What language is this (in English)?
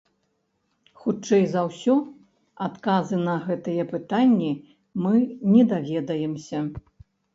Belarusian